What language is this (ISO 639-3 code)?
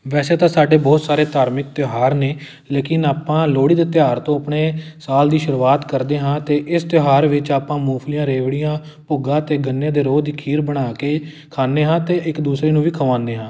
pan